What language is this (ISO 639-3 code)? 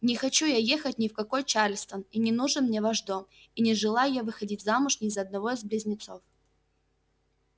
rus